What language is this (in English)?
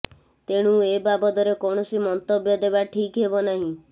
Odia